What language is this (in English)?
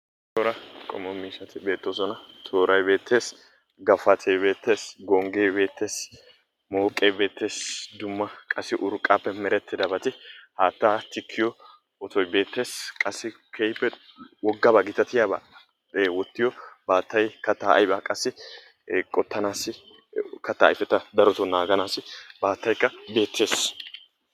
Wolaytta